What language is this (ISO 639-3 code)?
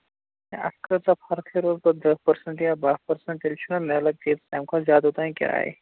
kas